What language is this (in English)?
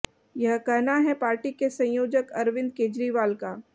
Hindi